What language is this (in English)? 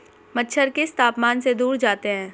Hindi